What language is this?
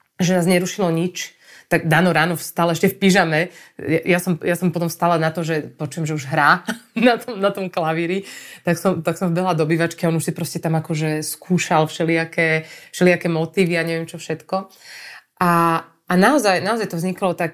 Slovak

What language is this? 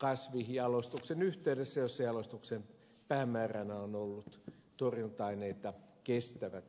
Finnish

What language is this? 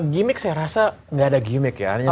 Indonesian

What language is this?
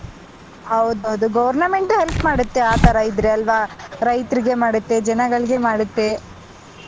Kannada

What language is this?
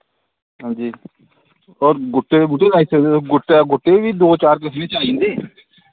Dogri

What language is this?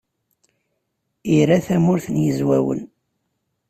Kabyle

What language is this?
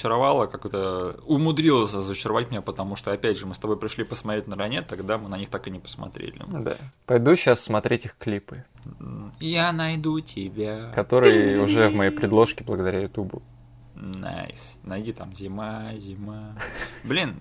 Russian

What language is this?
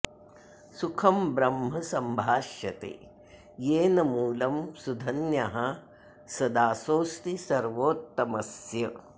Sanskrit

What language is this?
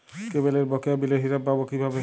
Bangla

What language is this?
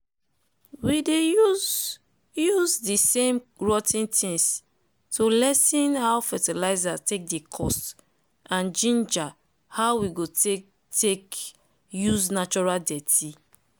Nigerian Pidgin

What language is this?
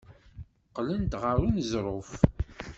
Kabyle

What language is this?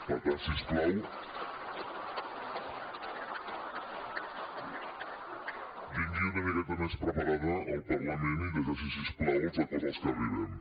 Catalan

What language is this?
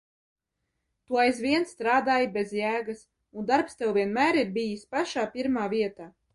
Latvian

